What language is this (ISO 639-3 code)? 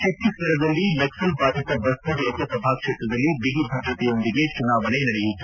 kan